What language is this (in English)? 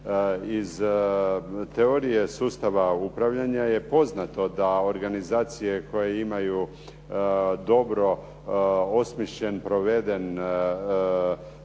Croatian